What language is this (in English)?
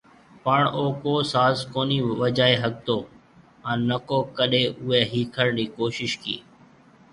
Marwari (Pakistan)